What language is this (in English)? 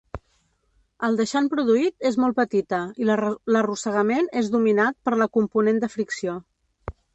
Catalan